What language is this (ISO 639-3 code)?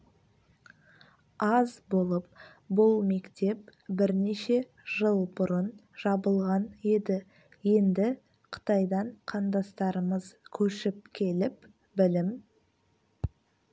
kaz